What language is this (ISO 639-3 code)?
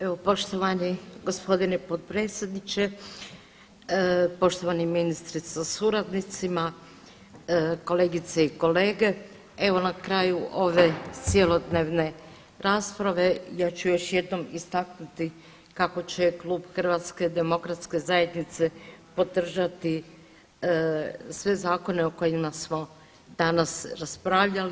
hrv